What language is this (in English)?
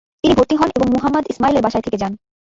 Bangla